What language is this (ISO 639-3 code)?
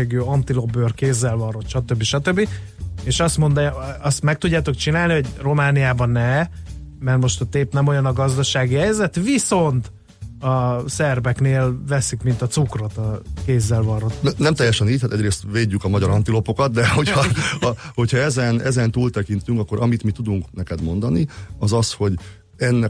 hun